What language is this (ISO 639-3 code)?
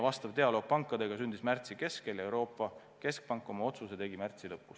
est